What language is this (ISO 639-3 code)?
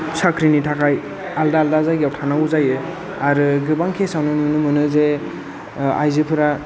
brx